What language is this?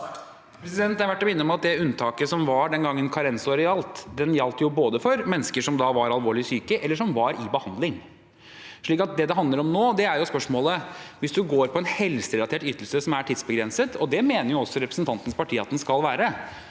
Norwegian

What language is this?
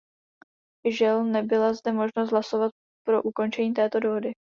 Czech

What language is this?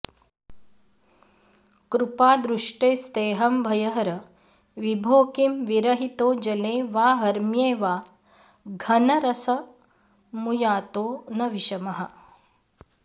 Sanskrit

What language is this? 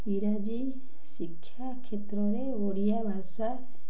Odia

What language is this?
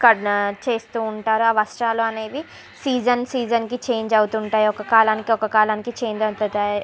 Telugu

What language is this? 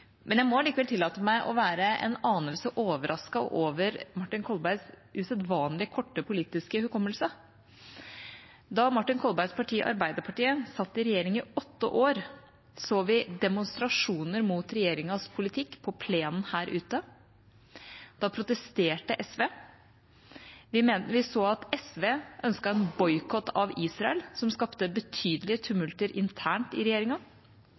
Norwegian Bokmål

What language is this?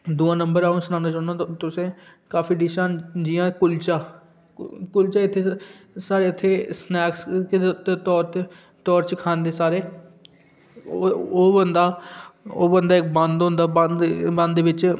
Dogri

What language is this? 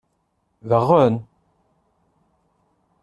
Kabyle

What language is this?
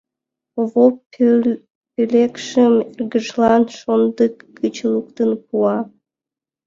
Mari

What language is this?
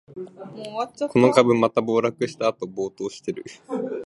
Japanese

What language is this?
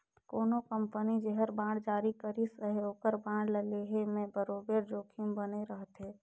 Chhattisgarhi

